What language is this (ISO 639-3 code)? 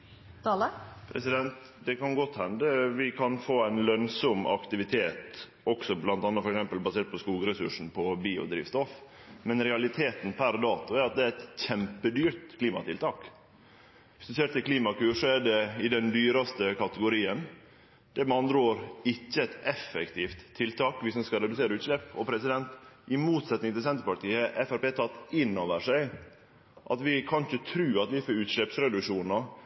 nor